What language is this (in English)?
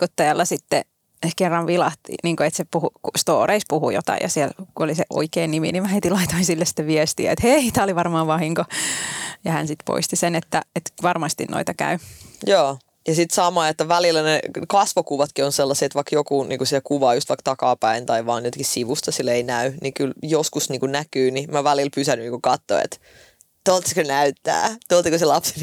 Finnish